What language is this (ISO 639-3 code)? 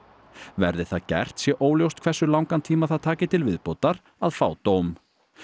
isl